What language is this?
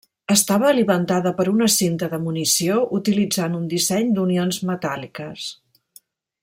Catalan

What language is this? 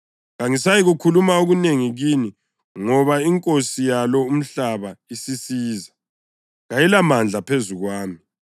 North Ndebele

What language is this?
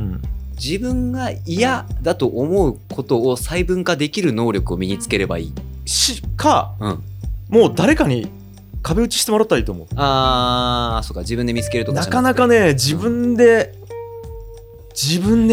Japanese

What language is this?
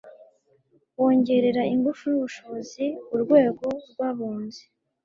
Kinyarwanda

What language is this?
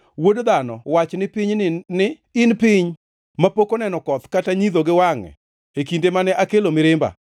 Luo (Kenya and Tanzania)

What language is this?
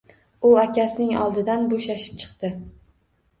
Uzbek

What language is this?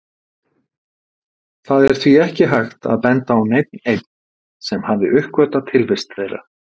Icelandic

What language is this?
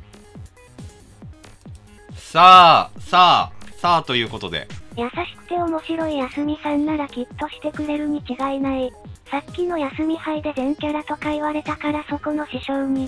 Japanese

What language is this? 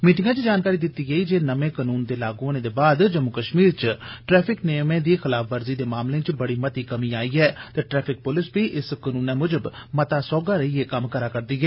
Dogri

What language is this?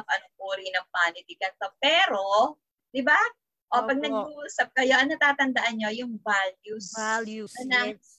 Filipino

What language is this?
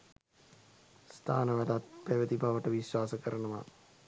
Sinhala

